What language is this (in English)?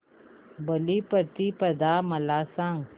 Marathi